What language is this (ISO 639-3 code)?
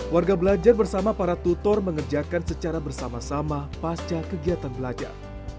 ind